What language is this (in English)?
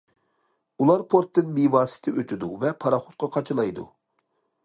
Uyghur